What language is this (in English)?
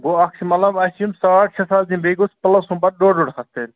Kashmiri